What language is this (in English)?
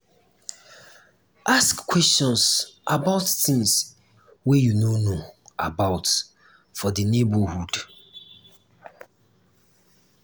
Nigerian Pidgin